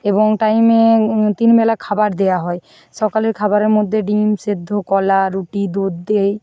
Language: Bangla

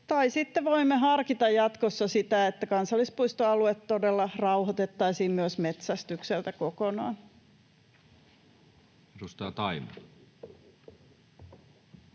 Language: Finnish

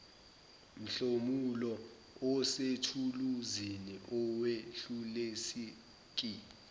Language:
Zulu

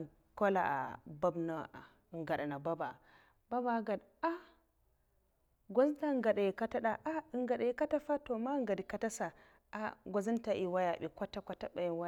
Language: Mafa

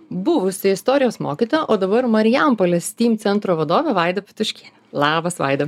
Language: Lithuanian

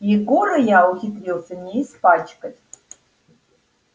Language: Russian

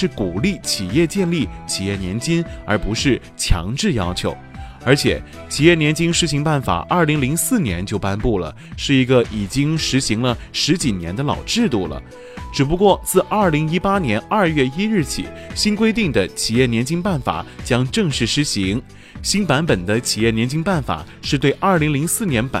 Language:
Chinese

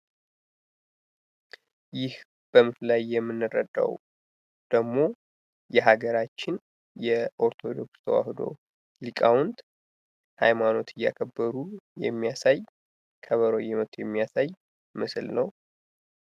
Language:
Amharic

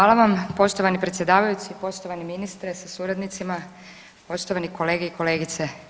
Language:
Croatian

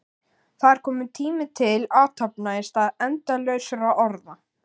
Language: Icelandic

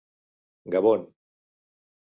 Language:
Catalan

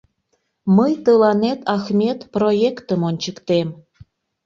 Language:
Mari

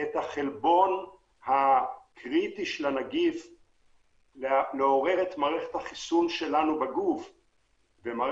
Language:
Hebrew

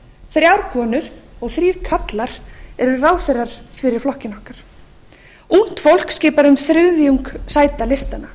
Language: Icelandic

